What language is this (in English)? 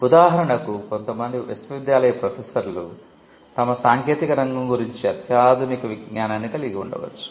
Telugu